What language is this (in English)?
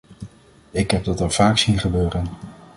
Dutch